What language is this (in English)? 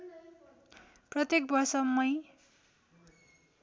Nepali